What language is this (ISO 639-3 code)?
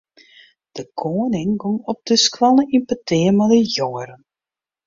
fry